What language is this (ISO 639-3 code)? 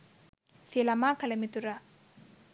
sin